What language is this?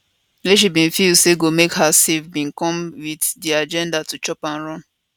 Nigerian Pidgin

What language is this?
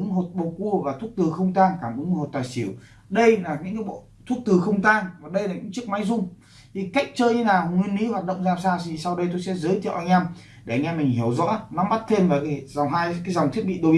Vietnamese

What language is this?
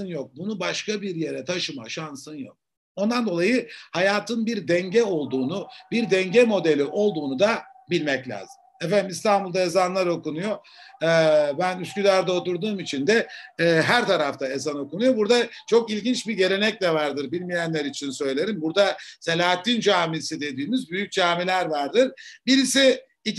Turkish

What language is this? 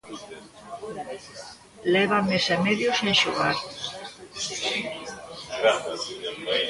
Galician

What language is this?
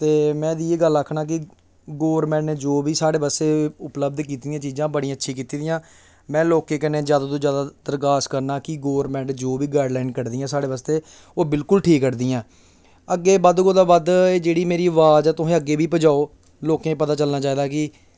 Dogri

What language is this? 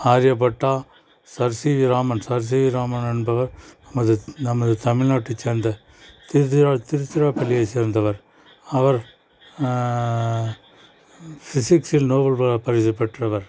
Tamil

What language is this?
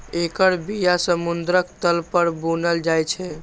Maithili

